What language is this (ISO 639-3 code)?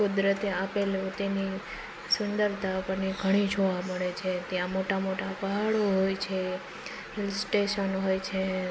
guj